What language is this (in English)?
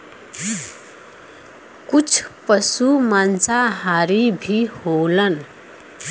Bhojpuri